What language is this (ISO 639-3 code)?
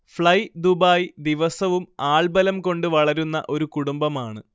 mal